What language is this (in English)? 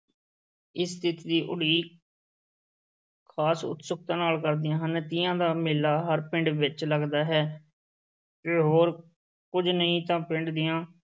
Punjabi